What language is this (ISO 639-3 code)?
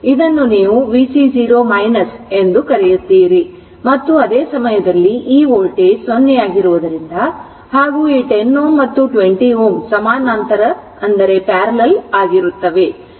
kan